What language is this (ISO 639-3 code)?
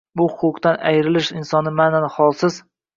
uzb